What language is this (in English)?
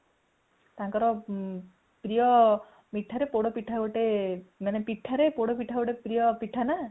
Odia